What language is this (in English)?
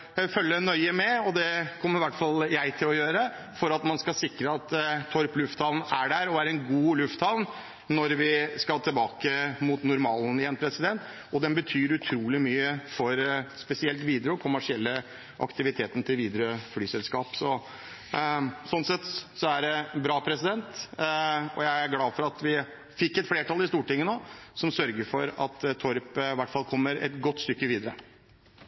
Norwegian Bokmål